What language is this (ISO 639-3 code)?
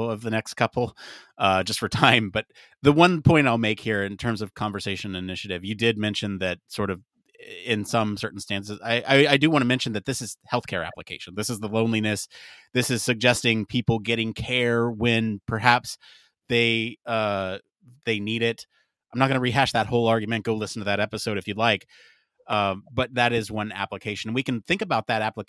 eng